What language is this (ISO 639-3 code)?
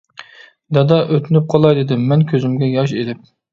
uig